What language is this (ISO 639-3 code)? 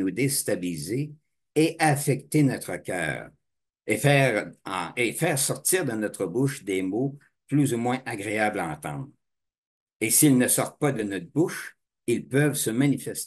fra